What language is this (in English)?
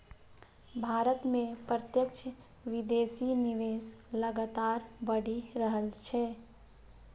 Maithili